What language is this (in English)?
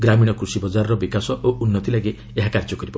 Odia